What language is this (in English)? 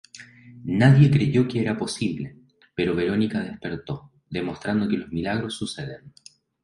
Spanish